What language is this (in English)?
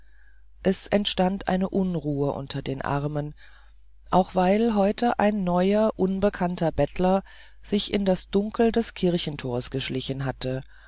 German